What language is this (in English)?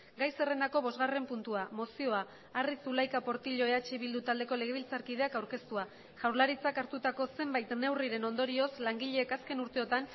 Basque